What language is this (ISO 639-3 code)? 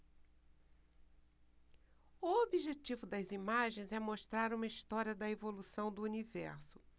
por